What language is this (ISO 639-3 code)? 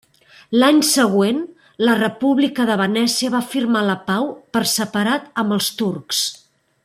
cat